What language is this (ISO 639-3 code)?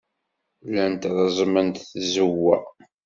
kab